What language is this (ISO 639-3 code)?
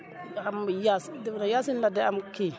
wol